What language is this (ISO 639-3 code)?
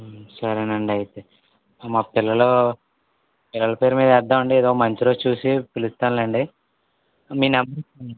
tel